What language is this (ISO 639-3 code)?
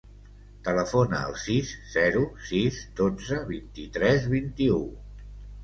cat